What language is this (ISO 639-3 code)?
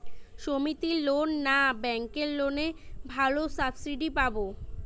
ben